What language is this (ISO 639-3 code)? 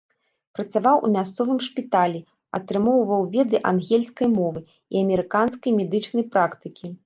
bel